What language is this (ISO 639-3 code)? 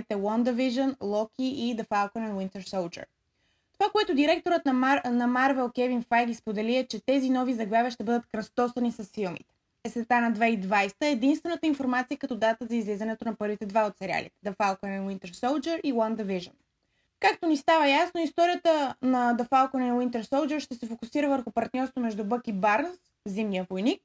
bul